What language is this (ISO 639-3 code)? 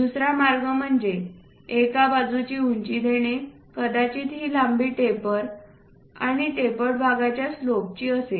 mar